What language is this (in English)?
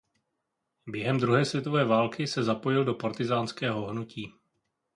Czech